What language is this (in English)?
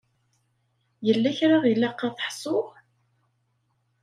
Kabyle